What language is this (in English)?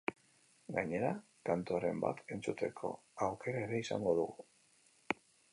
Basque